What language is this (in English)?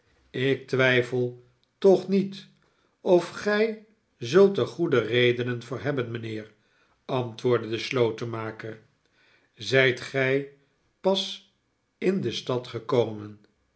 Dutch